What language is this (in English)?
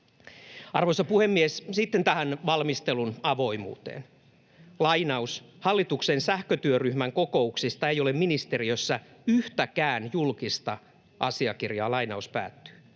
Finnish